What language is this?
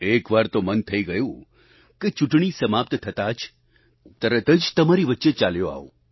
Gujarati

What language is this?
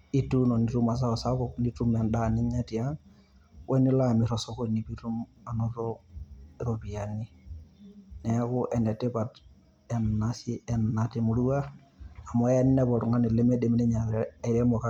Masai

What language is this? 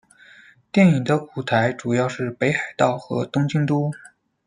Chinese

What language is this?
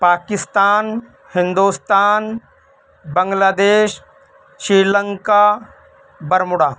Urdu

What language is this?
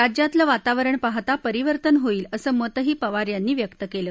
Marathi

